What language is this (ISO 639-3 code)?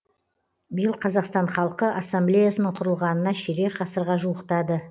kaz